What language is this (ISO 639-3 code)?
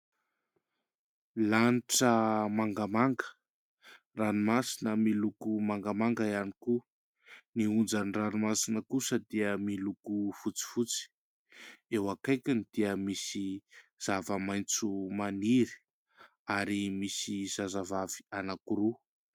mlg